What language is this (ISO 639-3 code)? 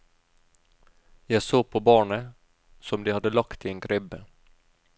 nor